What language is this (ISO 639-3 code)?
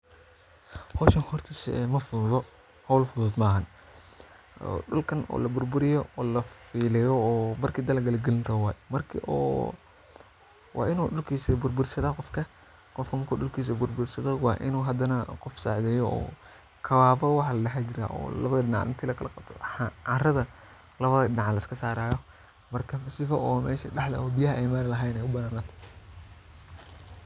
som